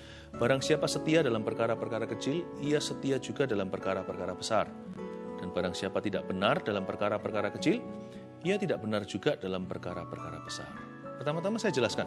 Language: Indonesian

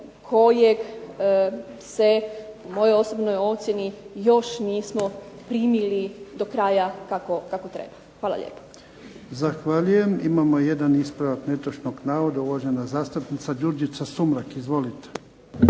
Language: Croatian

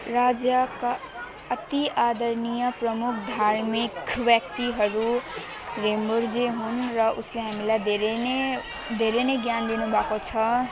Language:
Nepali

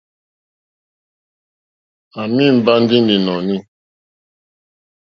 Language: Mokpwe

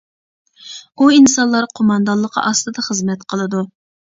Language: Uyghur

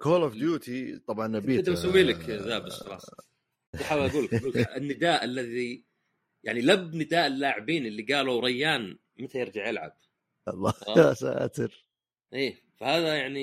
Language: Arabic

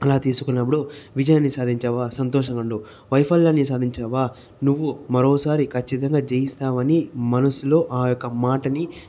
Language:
Telugu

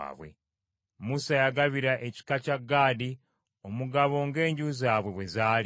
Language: Ganda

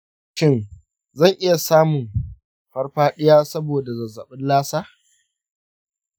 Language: Hausa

